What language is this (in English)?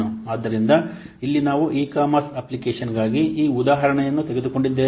Kannada